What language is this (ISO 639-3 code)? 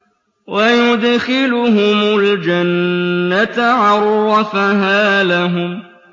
ara